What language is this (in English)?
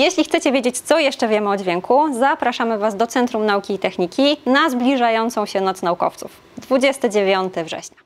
Polish